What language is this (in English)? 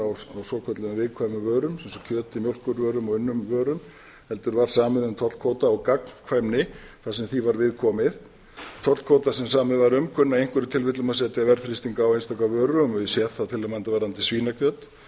Icelandic